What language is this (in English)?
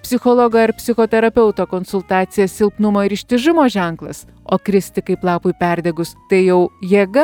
Lithuanian